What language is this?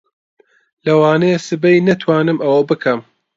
Central Kurdish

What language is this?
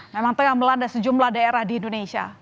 Indonesian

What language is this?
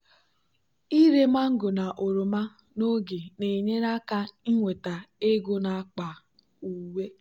Igbo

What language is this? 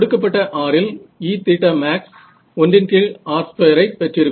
Tamil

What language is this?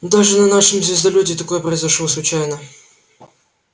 Russian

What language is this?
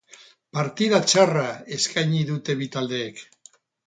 Basque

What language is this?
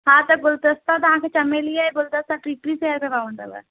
Sindhi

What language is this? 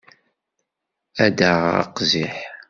Kabyle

